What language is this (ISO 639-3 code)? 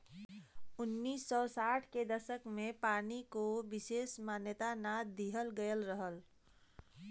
bho